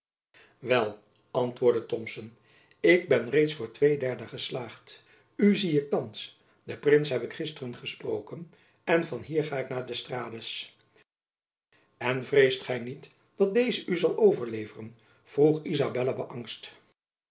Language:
Dutch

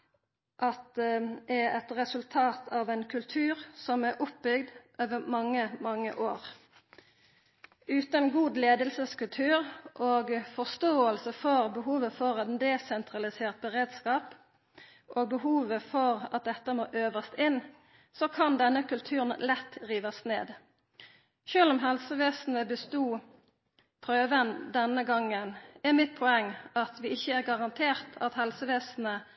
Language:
Norwegian Nynorsk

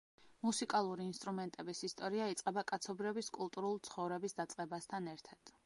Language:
Georgian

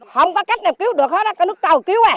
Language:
Vietnamese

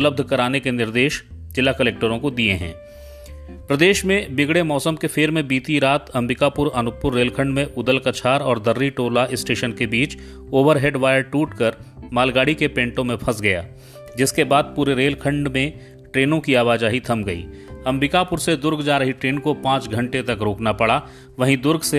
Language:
Hindi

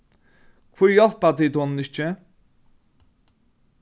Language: Faroese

